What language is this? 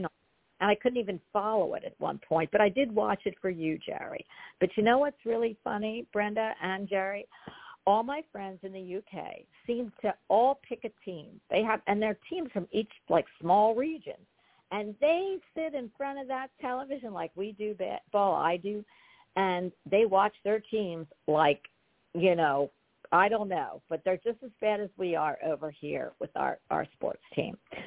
English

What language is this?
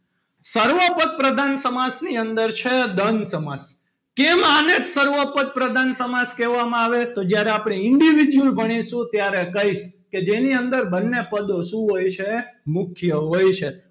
Gujarati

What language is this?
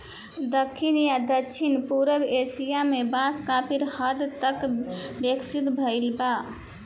Bhojpuri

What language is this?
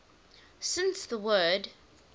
English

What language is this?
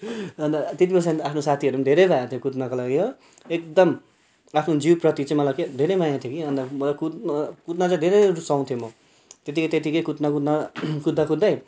Nepali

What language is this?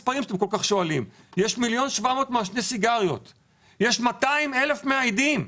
Hebrew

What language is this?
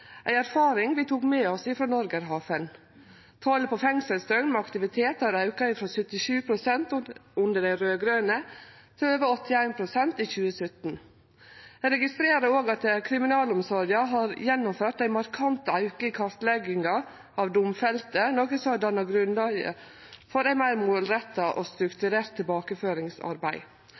Norwegian Nynorsk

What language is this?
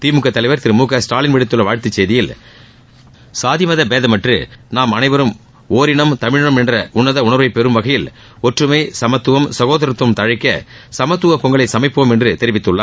Tamil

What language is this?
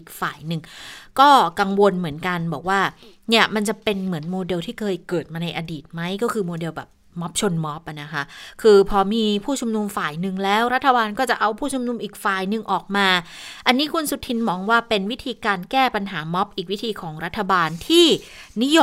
Thai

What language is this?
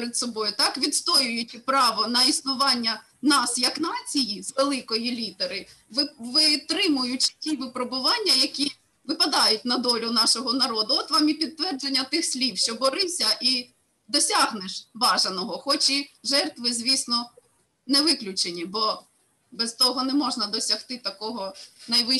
Ukrainian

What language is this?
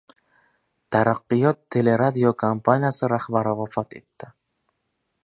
Uzbek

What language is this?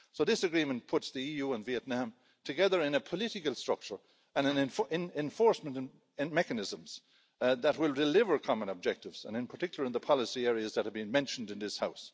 English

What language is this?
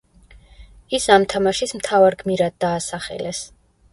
Georgian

